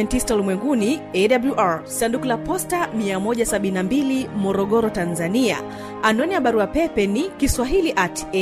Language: Swahili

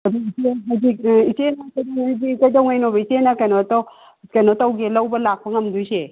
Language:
Manipuri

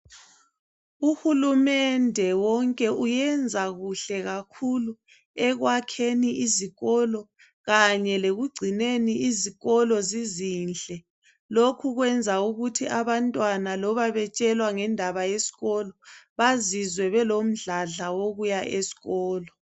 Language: North Ndebele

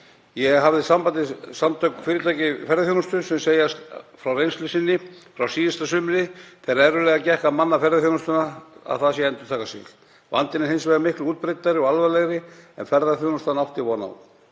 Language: Icelandic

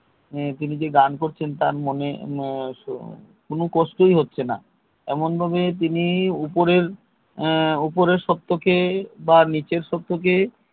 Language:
Bangla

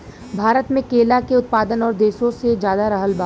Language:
Bhojpuri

